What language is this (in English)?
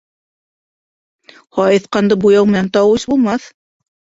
Bashkir